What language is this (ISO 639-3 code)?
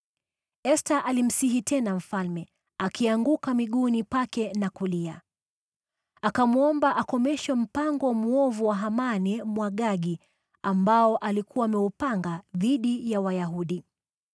swa